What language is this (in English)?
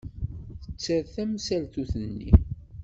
Kabyle